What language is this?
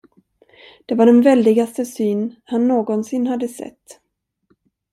Swedish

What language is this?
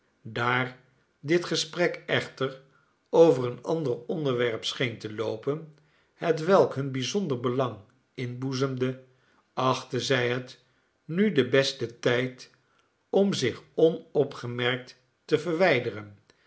Dutch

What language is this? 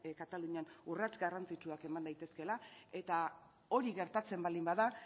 Basque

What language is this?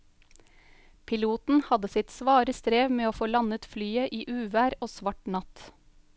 Norwegian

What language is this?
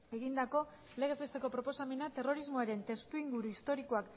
Basque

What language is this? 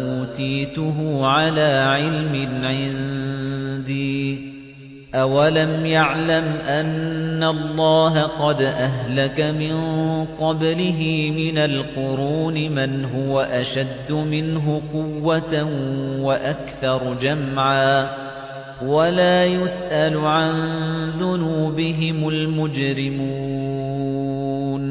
Arabic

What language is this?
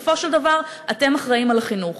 Hebrew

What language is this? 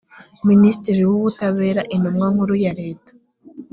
Kinyarwanda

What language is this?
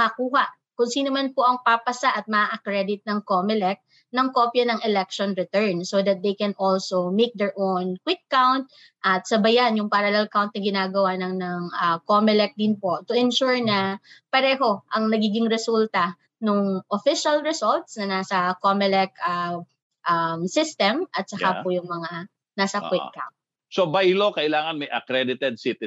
Filipino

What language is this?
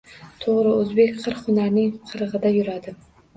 Uzbek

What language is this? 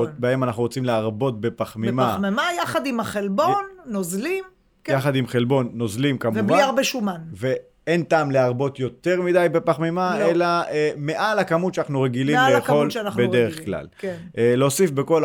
Hebrew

